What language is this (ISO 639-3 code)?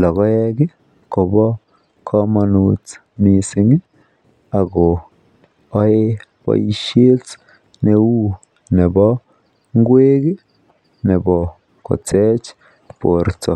kln